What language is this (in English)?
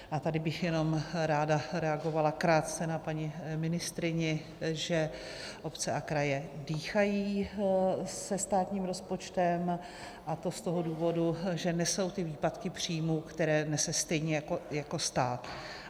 Czech